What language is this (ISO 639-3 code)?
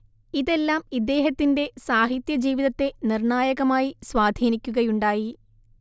mal